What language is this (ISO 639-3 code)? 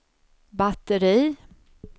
swe